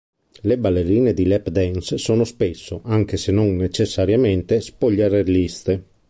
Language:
Italian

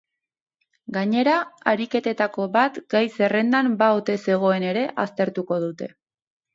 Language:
Basque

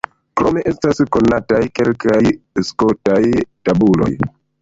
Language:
Esperanto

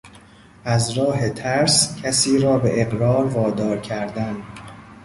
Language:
Persian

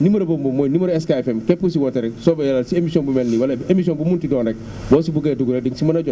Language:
Wolof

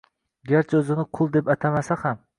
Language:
Uzbek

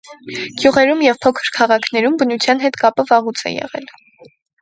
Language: Armenian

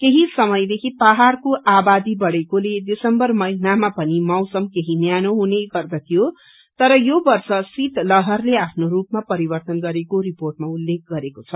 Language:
Nepali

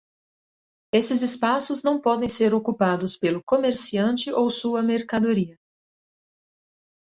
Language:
Portuguese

